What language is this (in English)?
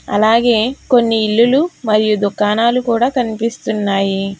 Telugu